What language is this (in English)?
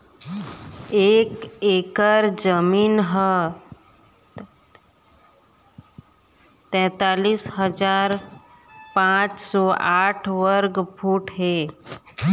Chhattisgarhi